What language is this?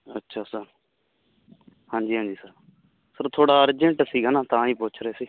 Punjabi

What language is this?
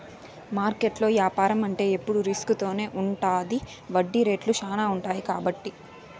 Telugu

